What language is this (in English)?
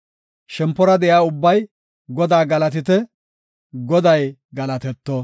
Gofa